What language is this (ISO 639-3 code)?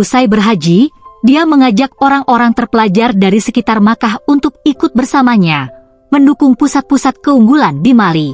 ind